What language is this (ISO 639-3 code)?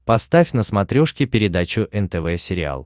rus